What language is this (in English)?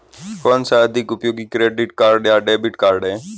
Hindi